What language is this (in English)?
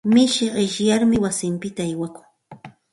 Santa Ana de Tusi Pasco Quechua